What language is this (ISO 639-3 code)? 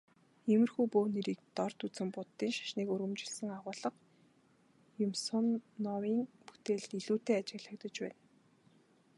mon